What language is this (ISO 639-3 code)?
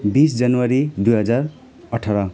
nep